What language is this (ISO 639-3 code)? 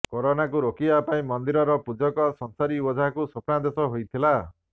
ori